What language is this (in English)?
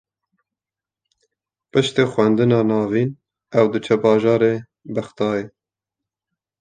Kurdish